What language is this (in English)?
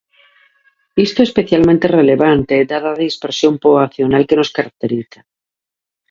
Galician